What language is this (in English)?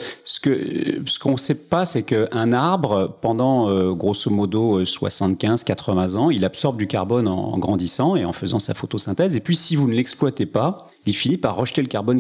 French